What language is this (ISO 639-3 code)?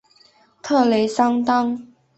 zho